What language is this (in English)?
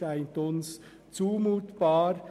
Swiss German